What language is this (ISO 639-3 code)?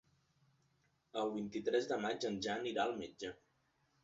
cat